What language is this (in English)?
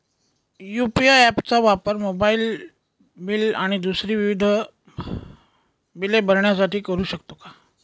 Marathi